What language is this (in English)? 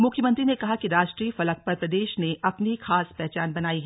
Hindi